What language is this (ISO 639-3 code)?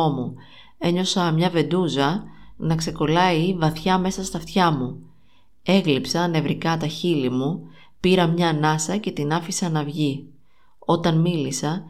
ell